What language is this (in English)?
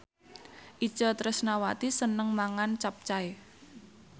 Javanese